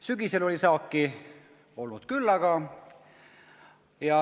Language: Estonian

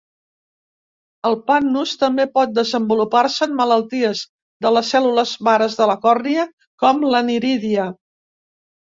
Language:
Catalan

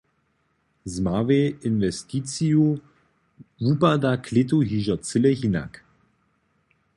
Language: Upper Sorbian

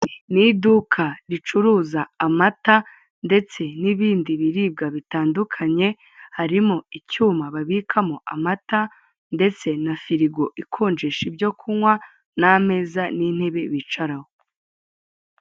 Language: Kinyarwanda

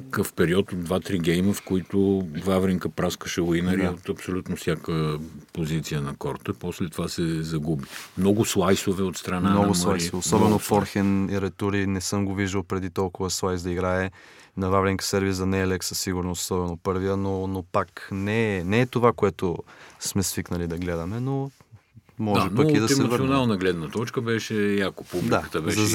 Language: Bulgarian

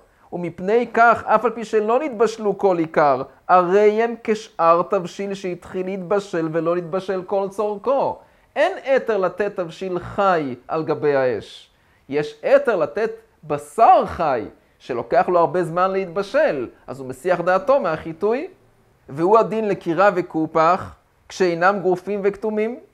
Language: Hebrew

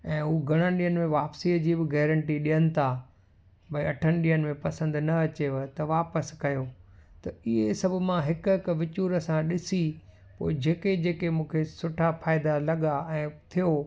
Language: Sindhi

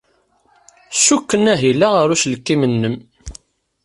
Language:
Kabyle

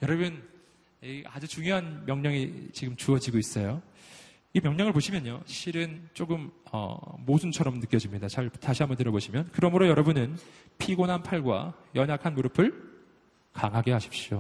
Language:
Korean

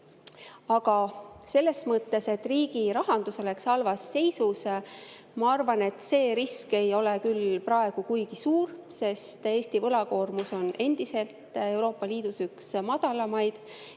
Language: Estonian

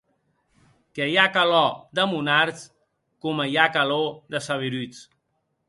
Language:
Occitan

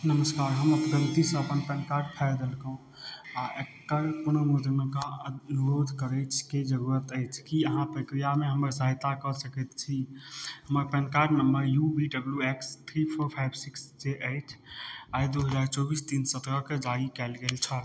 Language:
Maithili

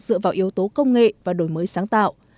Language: Vietnamese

